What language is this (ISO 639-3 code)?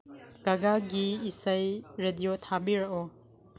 mni